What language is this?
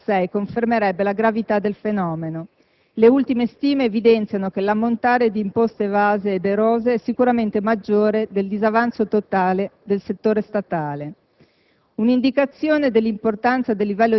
Italian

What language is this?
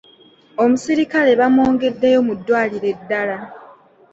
Ganda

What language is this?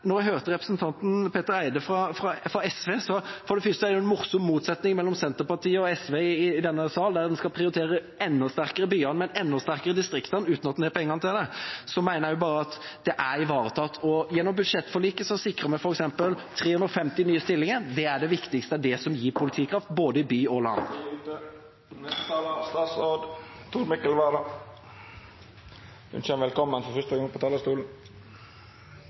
Norwegian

